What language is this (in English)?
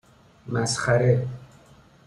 Persian